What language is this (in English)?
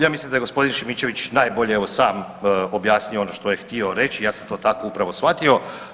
Croatian